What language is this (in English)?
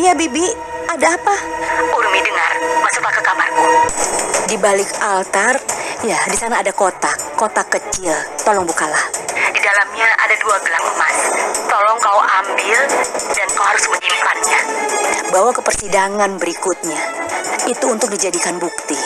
Indonesian